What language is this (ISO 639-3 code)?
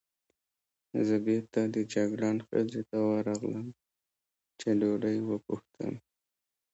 pus